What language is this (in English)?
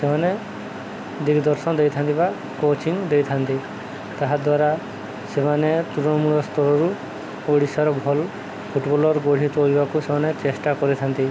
Odia